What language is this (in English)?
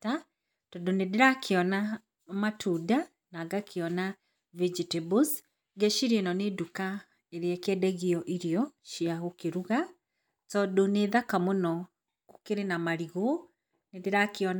Kikuyu